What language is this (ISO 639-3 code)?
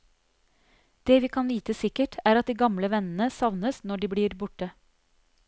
nor